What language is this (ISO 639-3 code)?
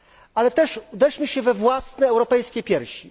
pol